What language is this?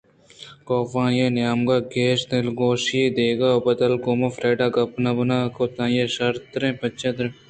Eastern Balochi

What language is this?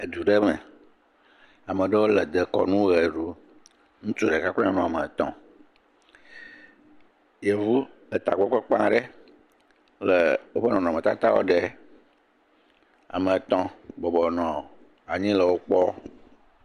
Ewe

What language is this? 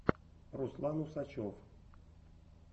Russian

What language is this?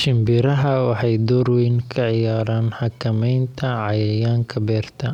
Somali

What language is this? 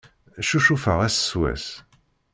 Kabyle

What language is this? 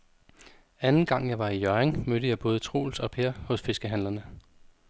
Danish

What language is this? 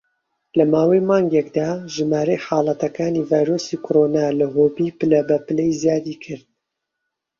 Central Kurdish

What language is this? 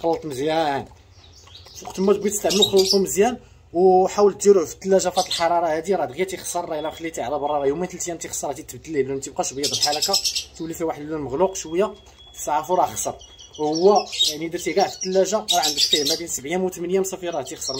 Arabic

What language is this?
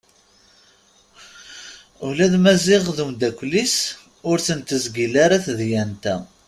Kabyle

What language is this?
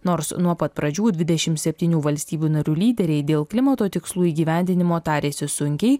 Lithuanian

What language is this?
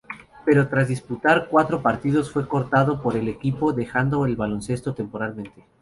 Spanish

